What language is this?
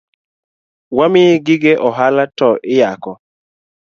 Luo (Kenya and Tanzania)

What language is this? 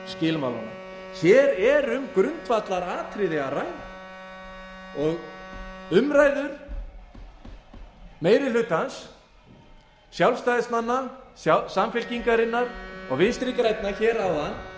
Icelandic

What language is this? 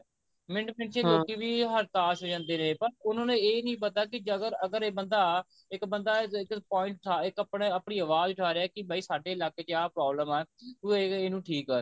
Punjabi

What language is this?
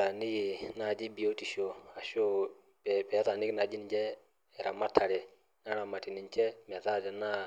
Masai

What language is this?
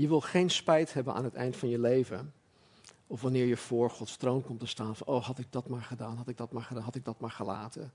Dutch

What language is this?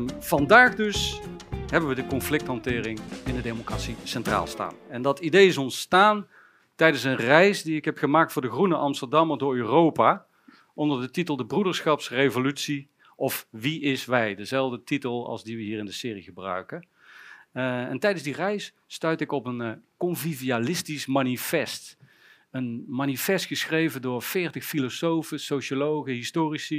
Dutch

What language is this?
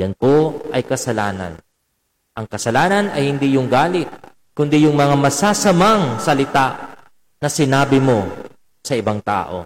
Filipino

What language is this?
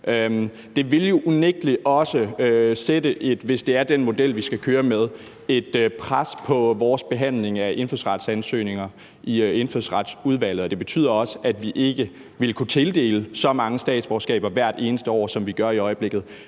Danish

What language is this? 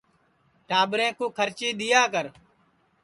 Sansi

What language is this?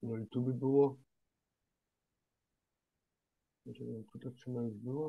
Polish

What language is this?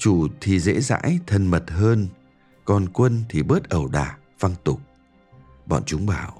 Vietnamese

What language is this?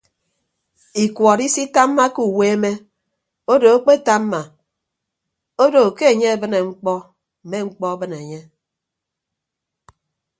Ibibio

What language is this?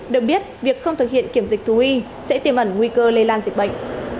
Vietnamese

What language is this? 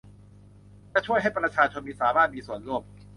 Thai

